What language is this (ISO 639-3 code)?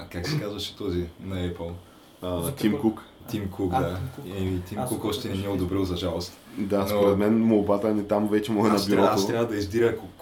bul